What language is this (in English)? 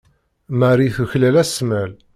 Kabyle